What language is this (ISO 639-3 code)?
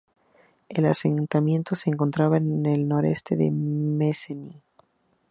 spa